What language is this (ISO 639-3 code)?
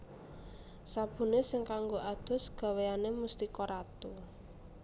jav